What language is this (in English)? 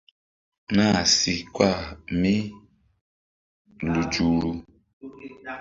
Mbum